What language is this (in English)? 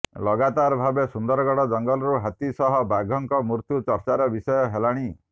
Odia